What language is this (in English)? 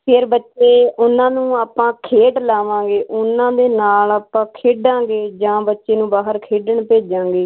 Punjabi